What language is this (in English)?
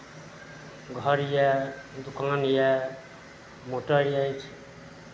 Maithili